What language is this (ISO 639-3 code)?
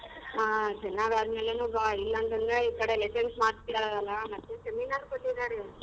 kan